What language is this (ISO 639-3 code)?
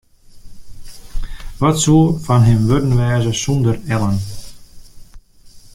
fry